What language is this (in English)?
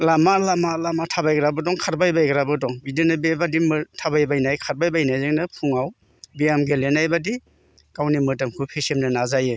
Bodo